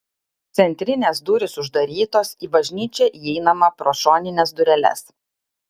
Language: Lithuanian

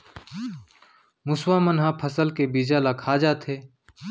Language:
Chhattisgarhi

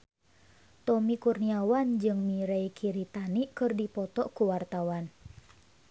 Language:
Sundanese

